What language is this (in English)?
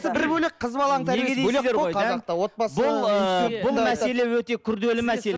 Kazakh